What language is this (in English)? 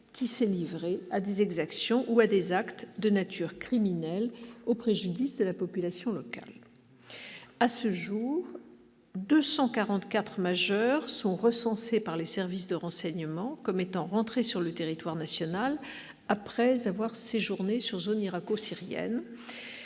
French